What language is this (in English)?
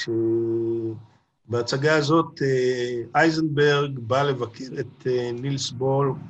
Hebrew